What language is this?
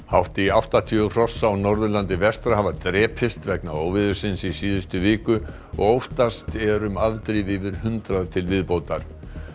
Icelandic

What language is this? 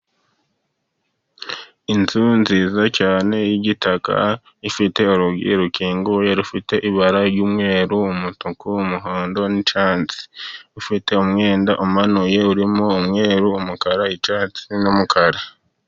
Kinyarwanda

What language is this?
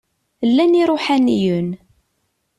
Kabyle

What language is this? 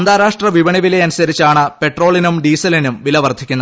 Malayalam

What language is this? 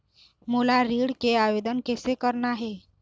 Chhattisgarhi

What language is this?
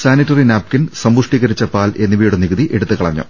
Malayalam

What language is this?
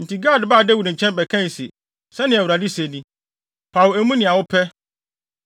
Akan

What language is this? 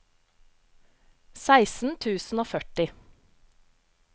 Norwegian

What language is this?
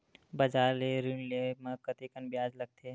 Chhattisgarhi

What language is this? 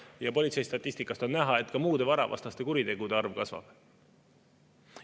Estonian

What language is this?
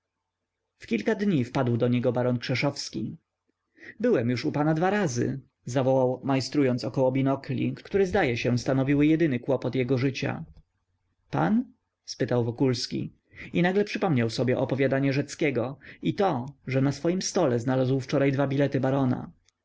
Polish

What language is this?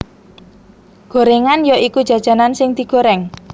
Javanese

